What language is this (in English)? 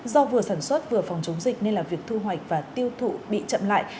Vietnamese